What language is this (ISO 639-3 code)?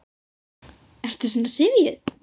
isl